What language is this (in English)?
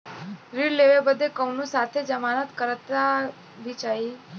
Bhojpuri